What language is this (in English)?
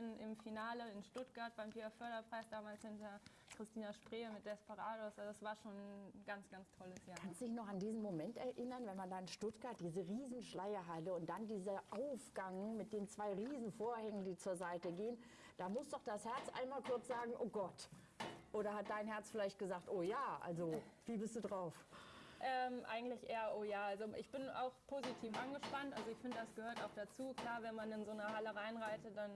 German